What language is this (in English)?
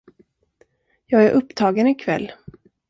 Swedish